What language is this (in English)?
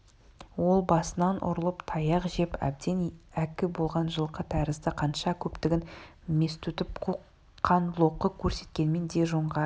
Kazakh